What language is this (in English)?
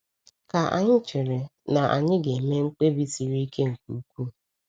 Igbo